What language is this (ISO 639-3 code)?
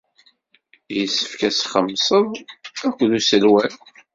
kab